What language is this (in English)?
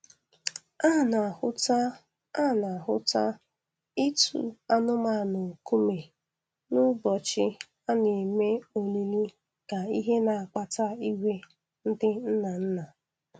Igbo